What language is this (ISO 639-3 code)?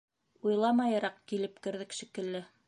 bak